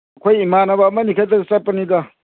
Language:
Manipuri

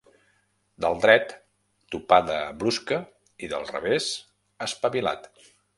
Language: Catalan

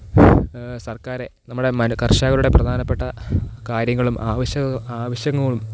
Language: Malayalam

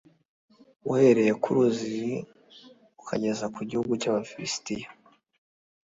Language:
Kinyarwanda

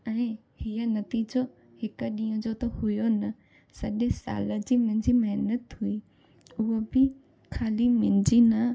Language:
Sindhi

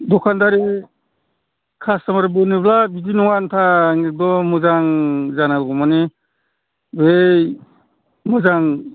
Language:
Bodo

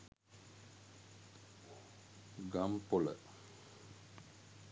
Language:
Sinhala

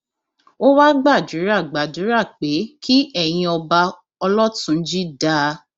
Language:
Yoruba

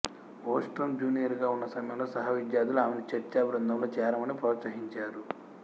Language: Telugu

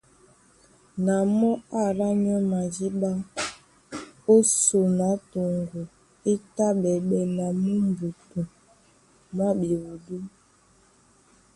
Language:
Duala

